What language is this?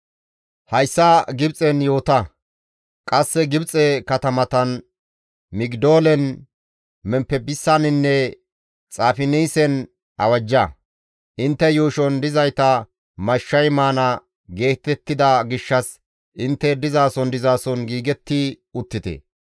Gamo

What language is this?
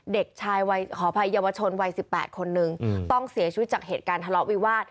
Thai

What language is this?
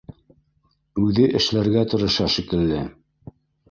Bashkir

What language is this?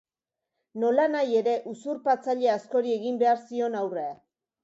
Basque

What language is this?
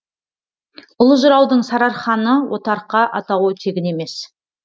Kazakh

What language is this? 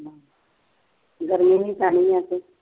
Punjabi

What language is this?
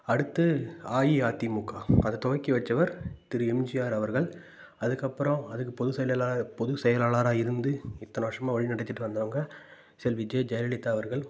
Tamil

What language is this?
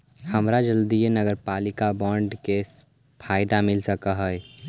Magahi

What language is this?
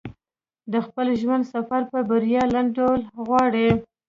Pashto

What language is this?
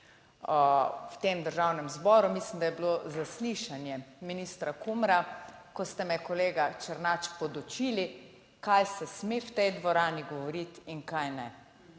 Slovenian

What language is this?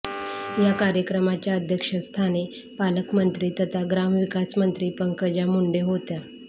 Marathi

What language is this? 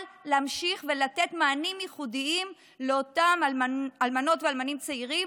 Hebrew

